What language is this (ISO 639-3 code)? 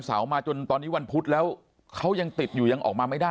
tha